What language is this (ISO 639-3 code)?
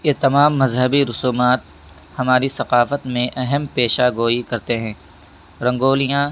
urd